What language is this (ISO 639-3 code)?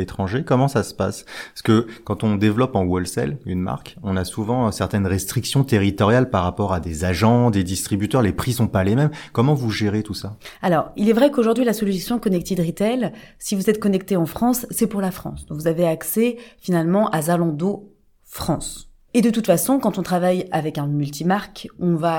fra